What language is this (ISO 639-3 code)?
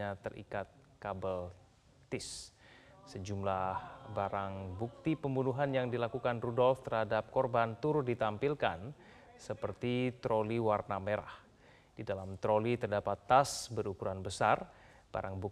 ind